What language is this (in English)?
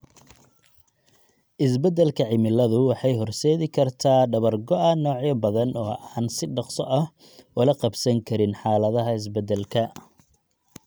Somali